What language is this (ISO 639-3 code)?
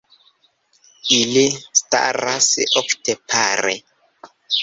epo